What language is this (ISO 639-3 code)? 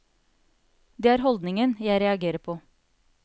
nor